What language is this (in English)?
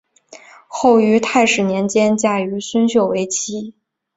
Chinese